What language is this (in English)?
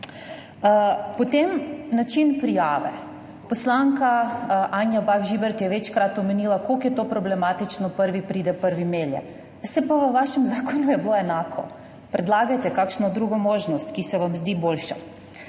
Slovenian